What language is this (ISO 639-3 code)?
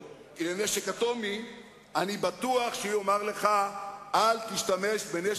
heb